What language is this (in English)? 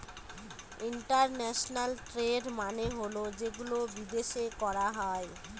Bangla